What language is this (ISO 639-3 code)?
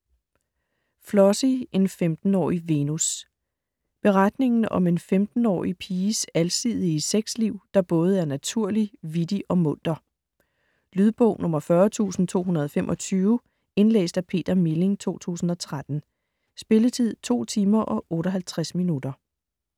dan